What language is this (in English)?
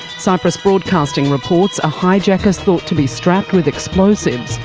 English